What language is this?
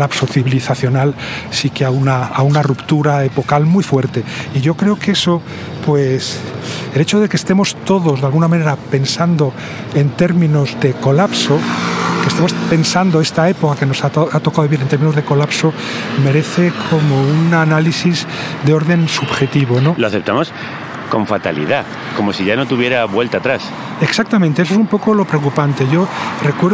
Spanish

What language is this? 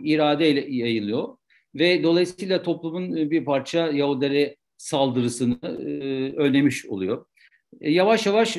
Turkish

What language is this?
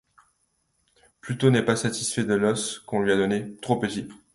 French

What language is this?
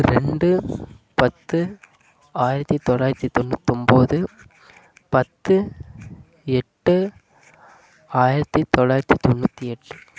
Tamil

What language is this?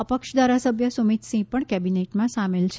Gujarati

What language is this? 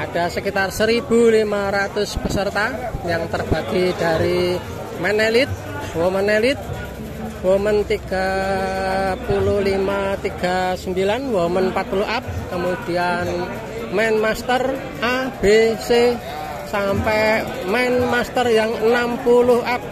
Indonesian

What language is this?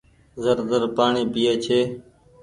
Goaria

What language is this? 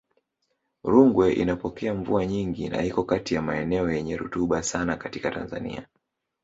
Swahili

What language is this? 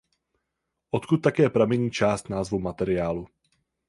Czech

